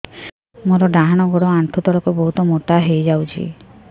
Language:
Odia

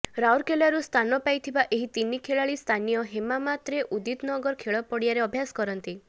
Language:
Odia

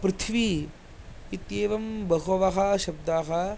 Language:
Sanskrit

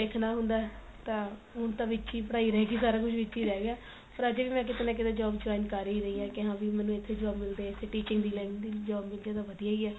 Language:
Punjabi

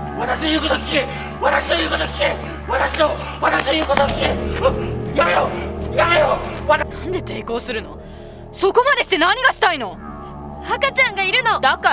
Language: Japanese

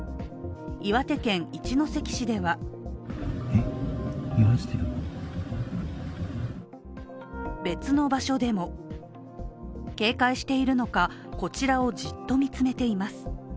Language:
Japanese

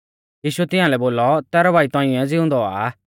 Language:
Mahasu Pahari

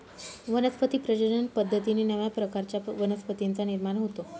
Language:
Marathi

